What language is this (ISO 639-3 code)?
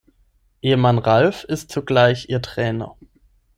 deu